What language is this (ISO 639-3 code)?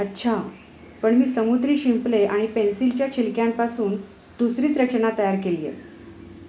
mar